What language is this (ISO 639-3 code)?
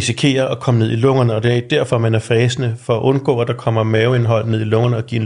dan